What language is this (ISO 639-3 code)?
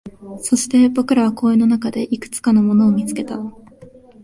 jpn